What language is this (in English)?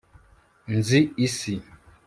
Kinyarwanda